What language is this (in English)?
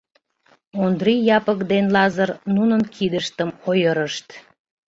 Mari